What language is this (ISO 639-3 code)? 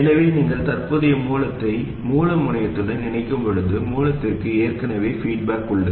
tam